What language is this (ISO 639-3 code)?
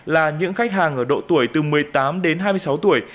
vie